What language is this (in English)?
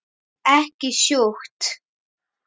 Icelandic